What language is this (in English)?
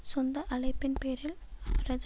Tamil